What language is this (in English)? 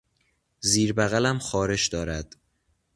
Persian